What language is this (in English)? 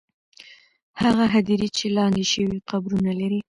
Pashto